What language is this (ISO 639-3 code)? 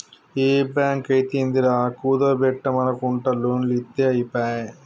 tel